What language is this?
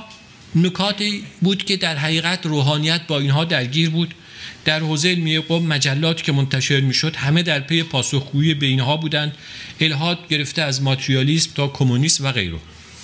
Persian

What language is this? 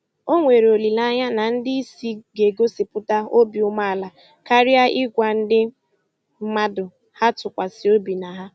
Igbo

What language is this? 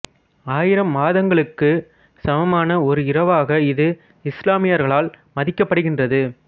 Tamil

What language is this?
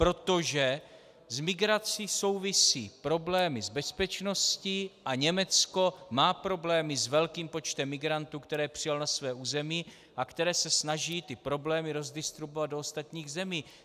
Czech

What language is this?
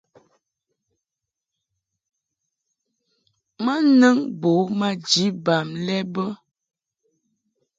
Mungaka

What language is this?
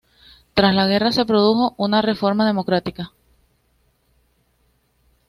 Spanish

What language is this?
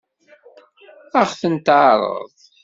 Kabyle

